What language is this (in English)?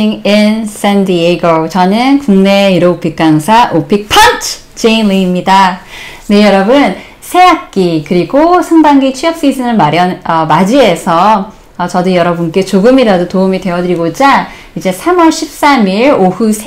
Korean